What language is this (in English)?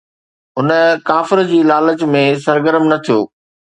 Sindhi